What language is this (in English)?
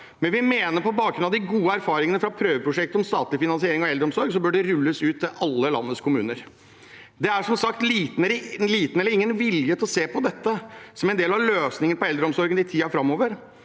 Norwegian